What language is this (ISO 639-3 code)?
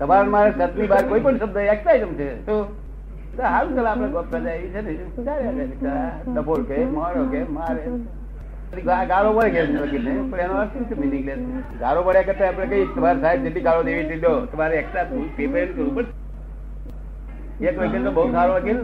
guj